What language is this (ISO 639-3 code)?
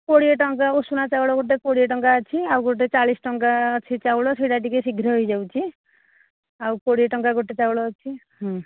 ori